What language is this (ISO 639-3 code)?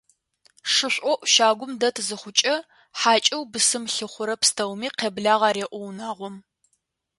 ady